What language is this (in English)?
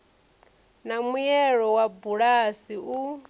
Venda